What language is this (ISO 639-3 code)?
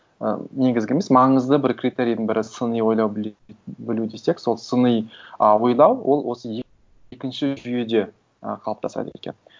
kaz